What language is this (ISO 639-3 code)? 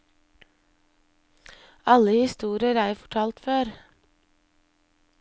nor